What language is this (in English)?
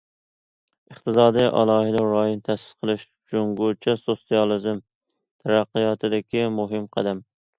Uyghur